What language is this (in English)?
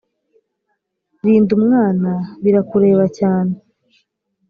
Kinyarwanda